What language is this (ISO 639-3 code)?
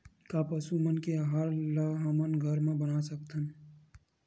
hne